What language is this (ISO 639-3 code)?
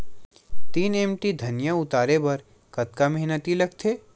hne